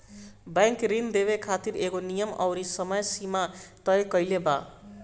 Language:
Bhojpuri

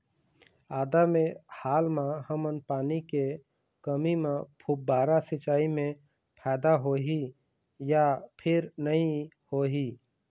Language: Chhattisgarhi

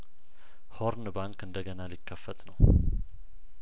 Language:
Amharic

